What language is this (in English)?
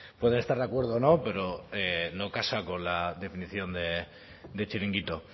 Spanish